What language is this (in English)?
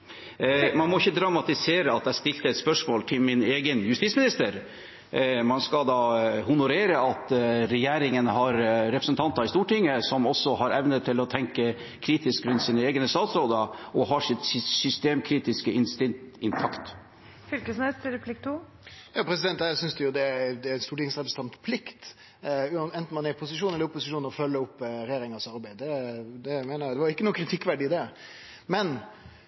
Norwegian